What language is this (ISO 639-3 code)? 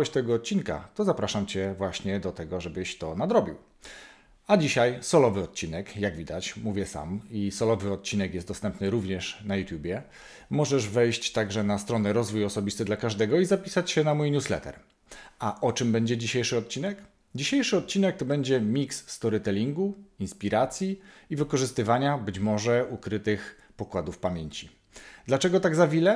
pol